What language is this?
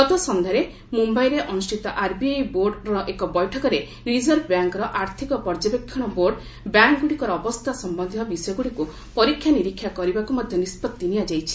Odia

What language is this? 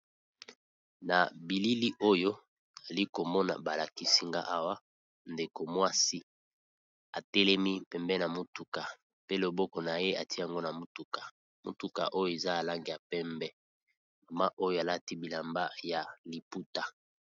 Lingala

